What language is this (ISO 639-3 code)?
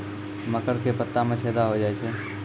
mai